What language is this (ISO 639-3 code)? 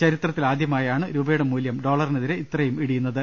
mal